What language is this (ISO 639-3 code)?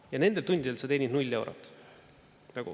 est